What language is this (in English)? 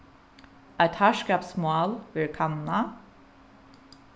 Faroese